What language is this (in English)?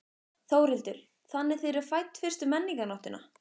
Icelandic